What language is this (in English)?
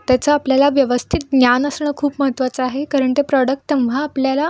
Marathi